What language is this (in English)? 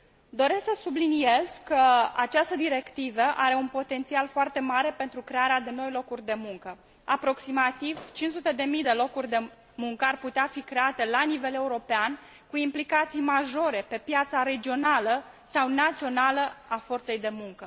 Romanian